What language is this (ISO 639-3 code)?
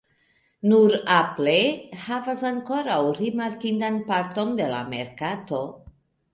epo